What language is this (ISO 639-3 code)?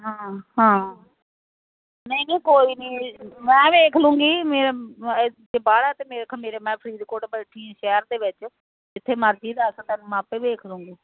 pan